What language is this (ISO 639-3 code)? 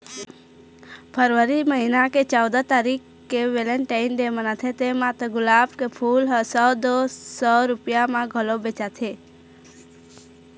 hne